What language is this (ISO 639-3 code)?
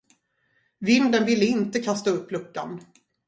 swe